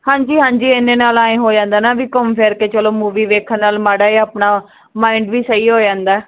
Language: Punjabi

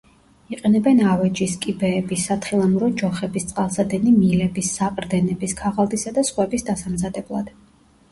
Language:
Georgian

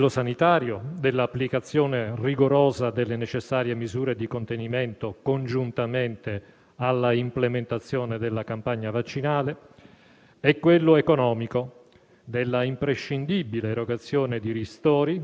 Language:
Italian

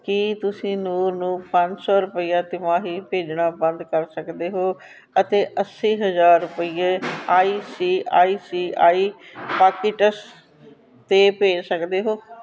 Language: Punjabi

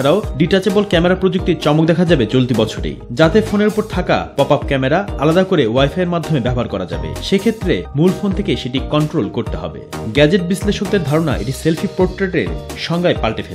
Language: Korean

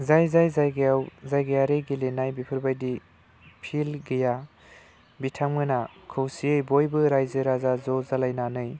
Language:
Bodo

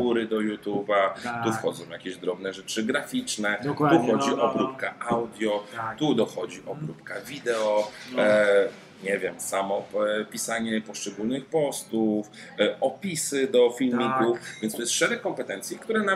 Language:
Polish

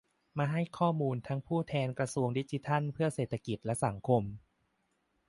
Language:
Thai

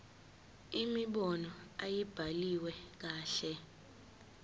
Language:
Zulu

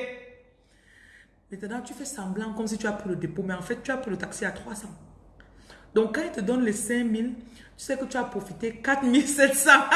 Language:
French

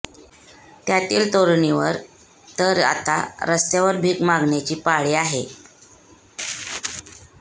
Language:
Marathi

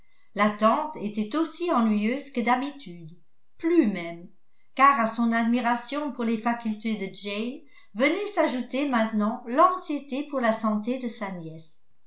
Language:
French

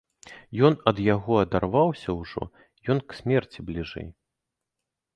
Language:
Belarusian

